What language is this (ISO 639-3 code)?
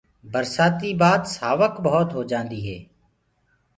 ggg